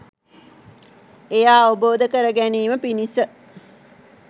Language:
Sinhala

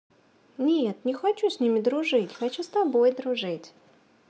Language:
Russian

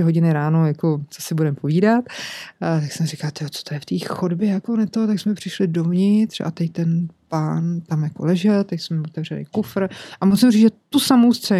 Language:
Czech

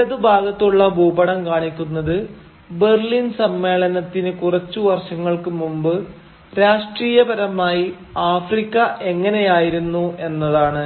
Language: Malayalam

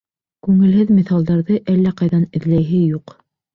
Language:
Bashkir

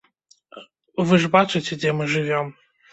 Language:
Belarusian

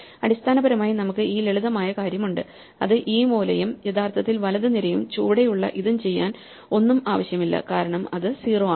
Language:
Malayalam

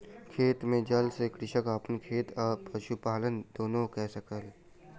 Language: Maithili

